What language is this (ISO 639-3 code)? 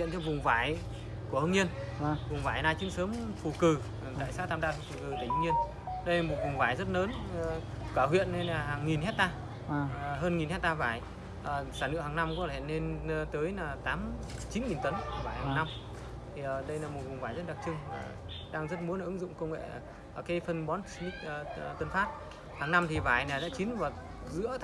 vie